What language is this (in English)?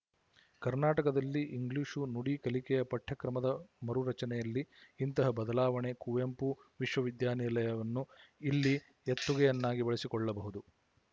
Kannada